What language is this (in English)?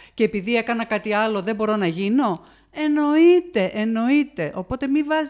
Greek